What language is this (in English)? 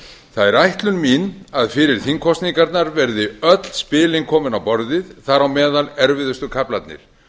Icelandic